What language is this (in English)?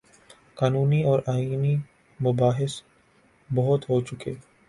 Urdu